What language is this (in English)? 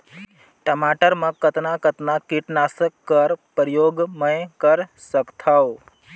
Chhattisgarhi